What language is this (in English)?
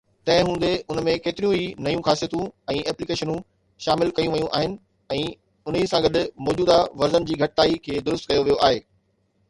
Sindhi